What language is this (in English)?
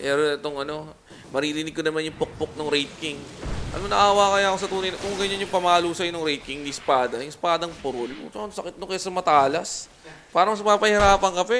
Filipino